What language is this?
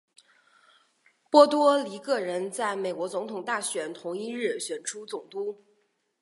Chinese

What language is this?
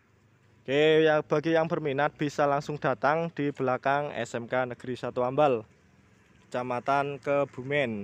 Indonesian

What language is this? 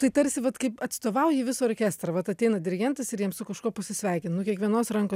Lithuanian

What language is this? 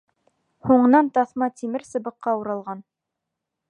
Bashkir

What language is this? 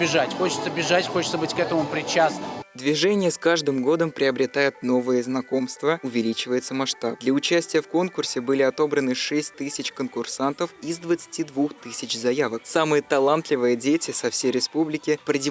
Russian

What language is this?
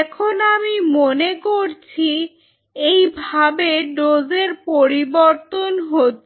Bangla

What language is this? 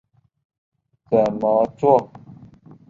Chinese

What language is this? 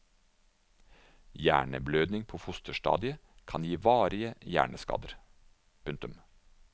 Norwegian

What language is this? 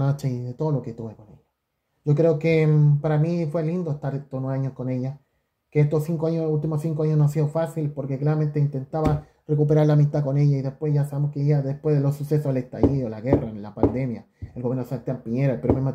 Spanish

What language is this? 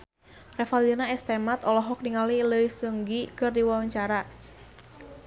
Sundanese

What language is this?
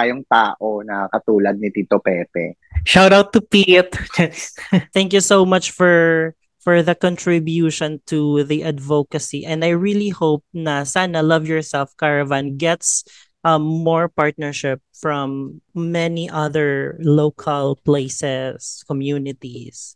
Filipino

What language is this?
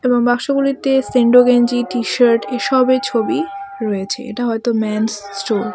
Bangla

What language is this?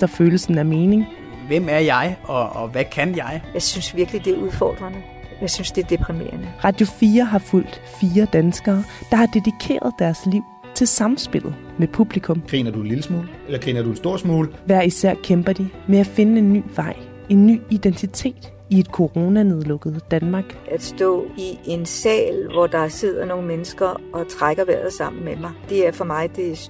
Danish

